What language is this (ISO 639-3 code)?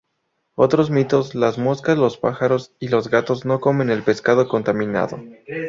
spa